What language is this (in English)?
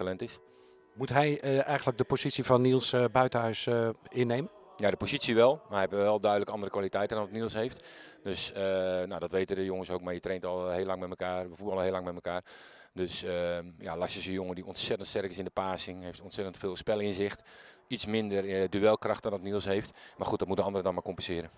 Dutch